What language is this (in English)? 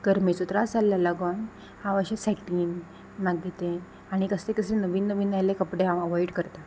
Konkani